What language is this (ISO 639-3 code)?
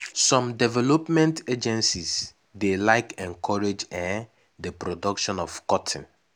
pcm